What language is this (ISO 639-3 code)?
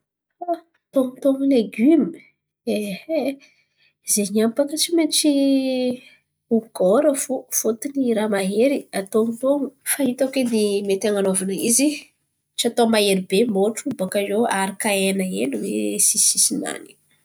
xmv